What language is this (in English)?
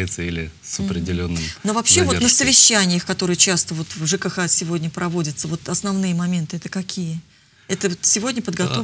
Russian